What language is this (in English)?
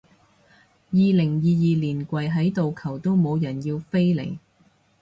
Cantonese